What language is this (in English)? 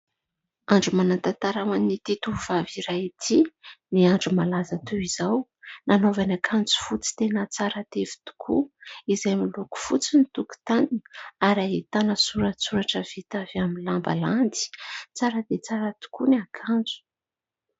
Malagasy